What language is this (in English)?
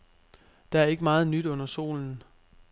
Danish